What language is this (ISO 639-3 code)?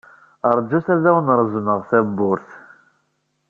kab